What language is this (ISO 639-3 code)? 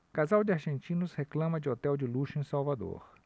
por